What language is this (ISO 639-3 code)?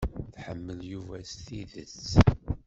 kab